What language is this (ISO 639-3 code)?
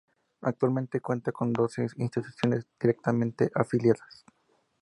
spa